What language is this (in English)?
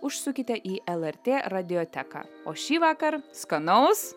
Lithuanian